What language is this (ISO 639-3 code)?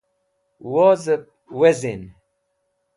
wbl